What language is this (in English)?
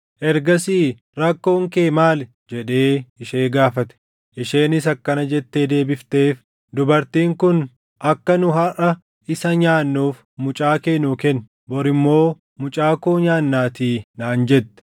Oromo